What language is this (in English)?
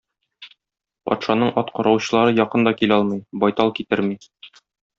Tatar